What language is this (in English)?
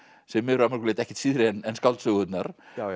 Icelandic